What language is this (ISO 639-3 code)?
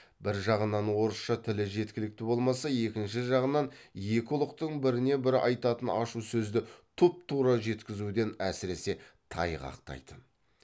kaz